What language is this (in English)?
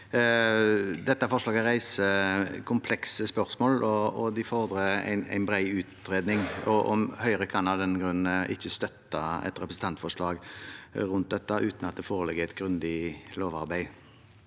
Norwegian